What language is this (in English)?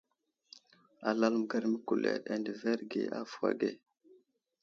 Wuzlam